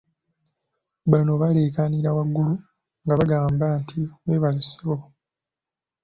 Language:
Ganda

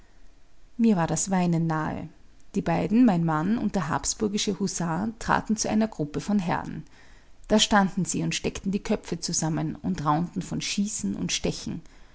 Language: German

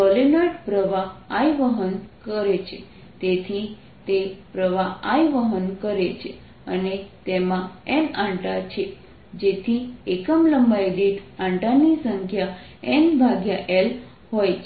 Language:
Gujarati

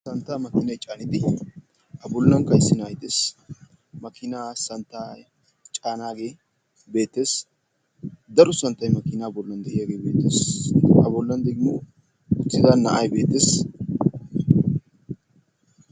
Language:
Wolaytta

